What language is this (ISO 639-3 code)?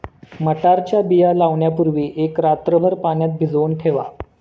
mar